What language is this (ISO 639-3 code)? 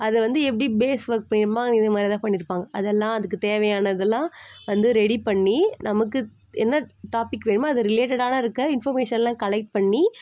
tam